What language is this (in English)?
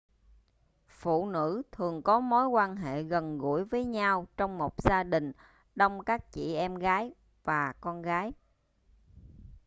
Vietnamese